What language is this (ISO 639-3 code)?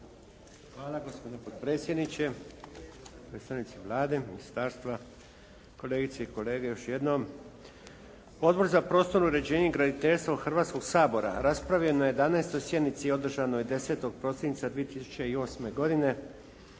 hrv